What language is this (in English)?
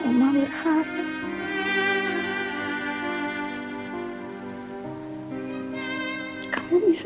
Indonesian